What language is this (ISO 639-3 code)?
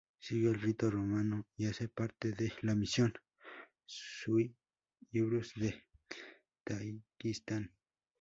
spa